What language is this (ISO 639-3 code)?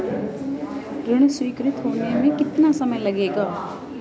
hin